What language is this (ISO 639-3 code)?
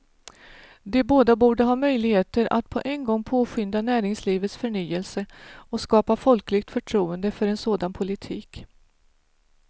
swe